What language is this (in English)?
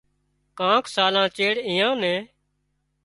Wadiyara Koli